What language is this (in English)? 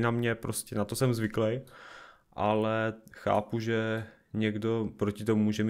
Czech